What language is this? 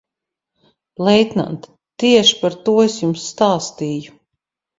Latvian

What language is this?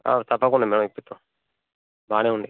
Telugu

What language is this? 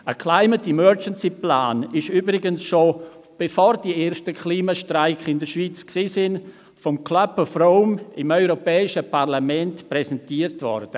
Swiss German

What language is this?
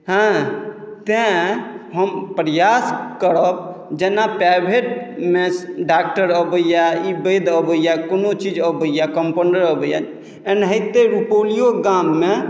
Maithili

